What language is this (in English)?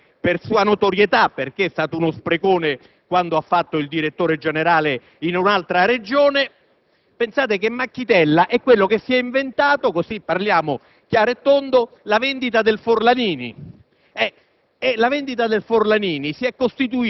Italian